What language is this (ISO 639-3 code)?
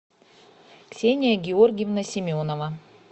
rus